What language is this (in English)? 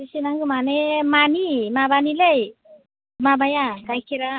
Bodo